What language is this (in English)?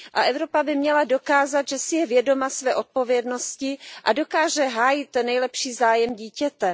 Czech